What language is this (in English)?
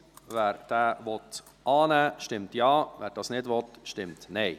Swiss German